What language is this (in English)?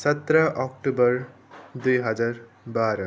Nepali